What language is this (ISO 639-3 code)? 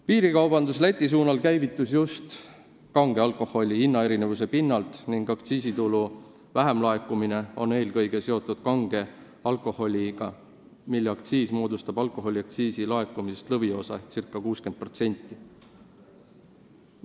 est